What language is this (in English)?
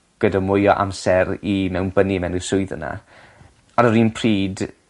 Welsh